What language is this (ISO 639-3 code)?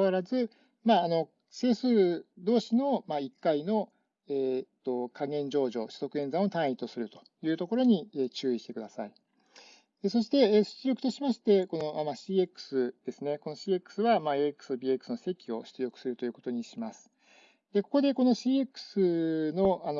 jpn